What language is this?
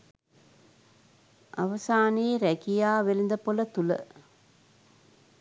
Sinhala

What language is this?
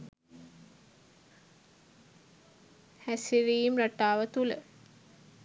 Sinhala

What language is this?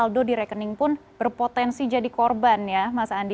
Indonesian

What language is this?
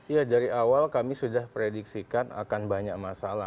Indonesian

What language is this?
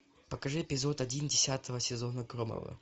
Russian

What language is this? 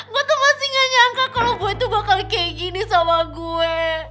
Indonesian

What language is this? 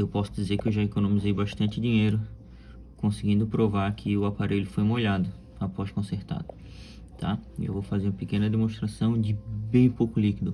Portuguese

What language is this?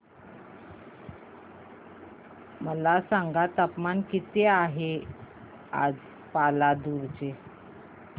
Marathi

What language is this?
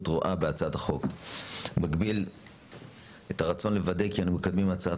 Hebrew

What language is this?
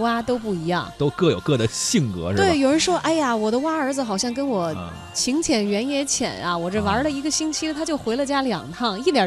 Chinese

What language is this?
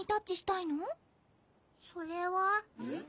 Japanese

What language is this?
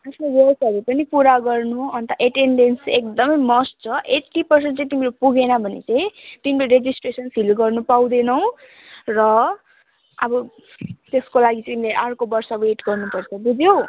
Nepali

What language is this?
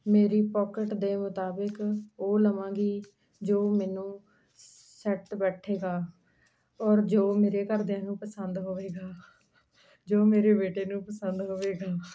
Punjabi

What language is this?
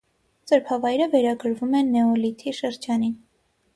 Armenian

